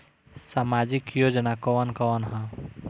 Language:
Bhojpuri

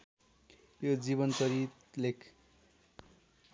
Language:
Nepali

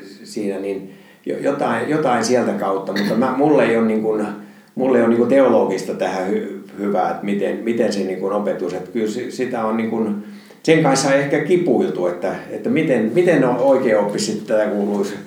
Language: Finnish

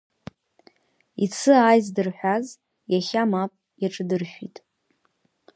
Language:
Abkhazian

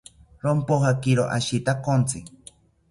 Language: South Ucayali Ashéninka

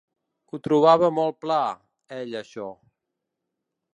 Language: Catalan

